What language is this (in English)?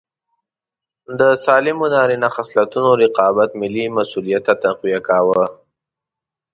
Pashto